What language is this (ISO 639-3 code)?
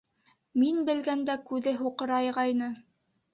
bak